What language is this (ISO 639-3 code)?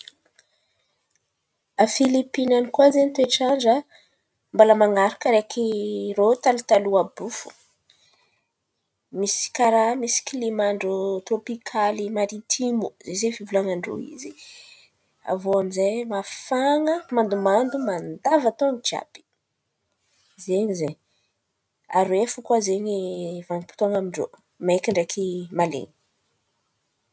xmv